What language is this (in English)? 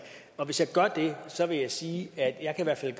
Danish